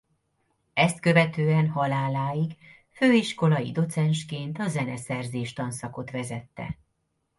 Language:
Hungarian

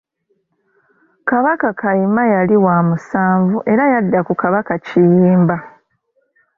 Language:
Ganda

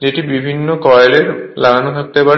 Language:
Bangla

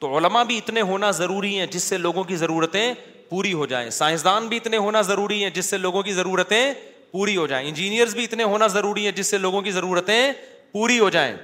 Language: Urdu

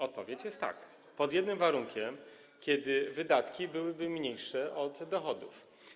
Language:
Polish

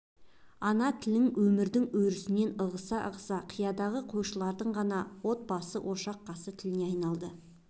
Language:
Kazakh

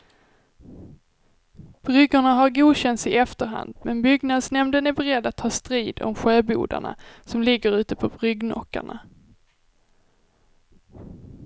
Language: Swedish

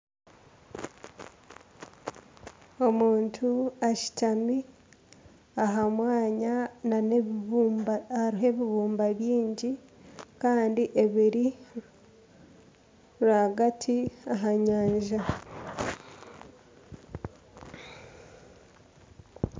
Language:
Nyankole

